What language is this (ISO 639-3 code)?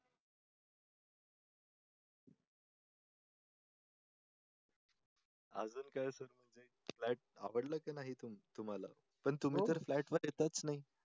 mar